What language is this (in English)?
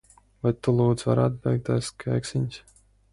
Latvian